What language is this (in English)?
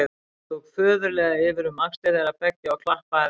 Icelandic